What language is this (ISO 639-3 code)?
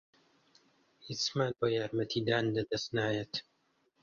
ckb